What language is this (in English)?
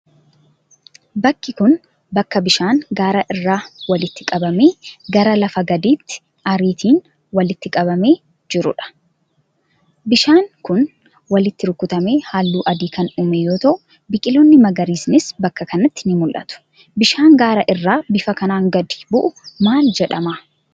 Oromo